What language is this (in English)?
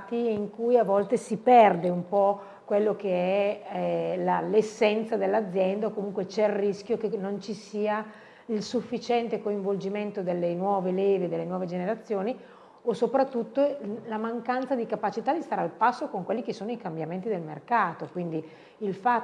Italian